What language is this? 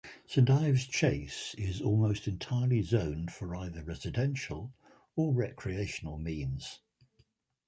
English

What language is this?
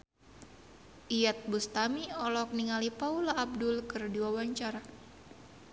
Sundanese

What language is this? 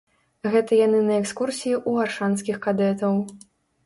Belarusian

